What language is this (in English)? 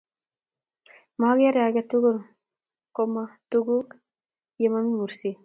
Kalenjin